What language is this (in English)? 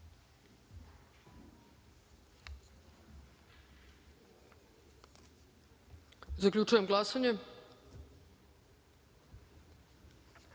Serbian